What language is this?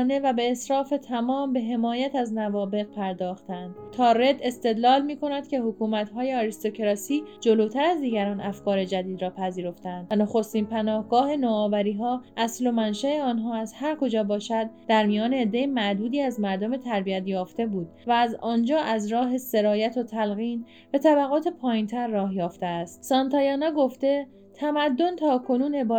Persian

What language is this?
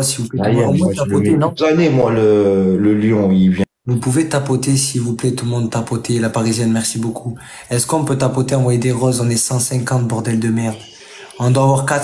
French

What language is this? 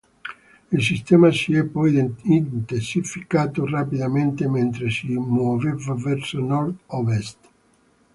Italian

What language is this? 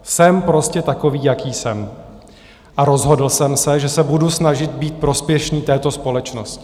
Czech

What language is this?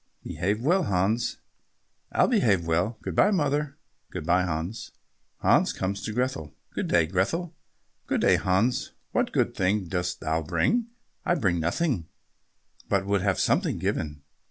English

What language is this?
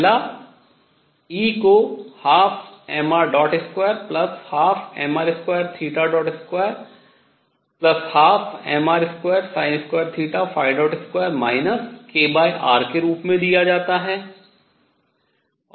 Hindi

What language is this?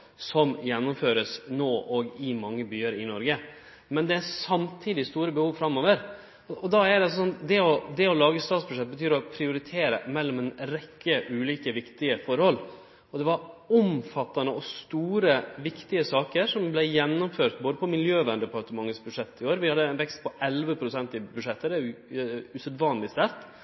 Norwegian Nynorsk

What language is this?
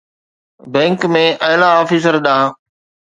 Sindhi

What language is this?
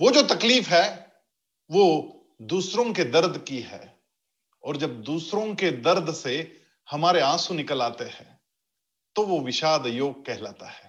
Hindi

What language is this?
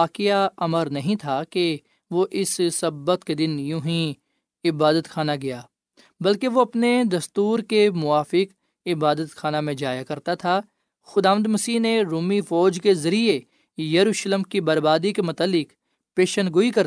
Urdu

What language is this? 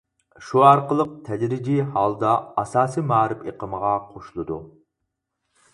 Uyghur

